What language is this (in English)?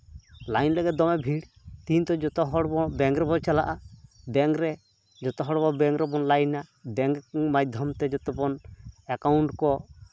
Santali